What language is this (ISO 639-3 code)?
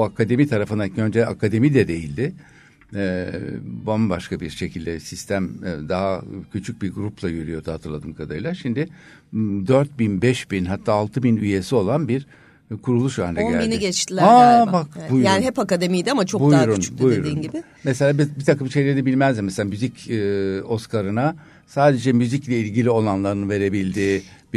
tur